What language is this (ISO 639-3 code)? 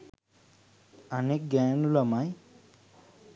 sin